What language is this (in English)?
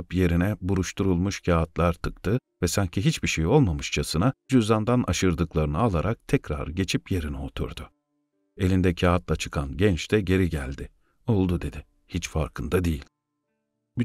Turkish